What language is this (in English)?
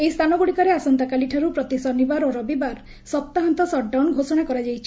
Odia